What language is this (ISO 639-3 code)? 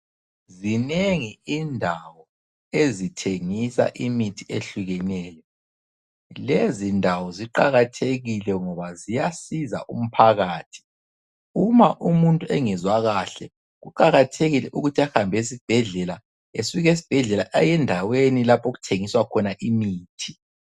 nde